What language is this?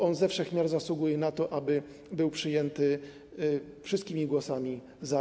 Polish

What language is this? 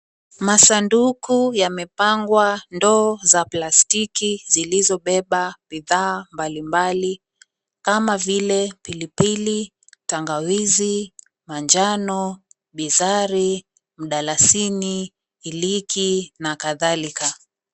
Swahili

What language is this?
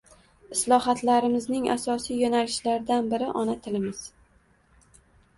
Uzbek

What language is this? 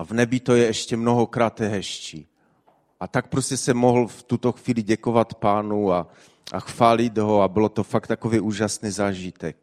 Czech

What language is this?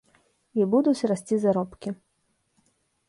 Belarusian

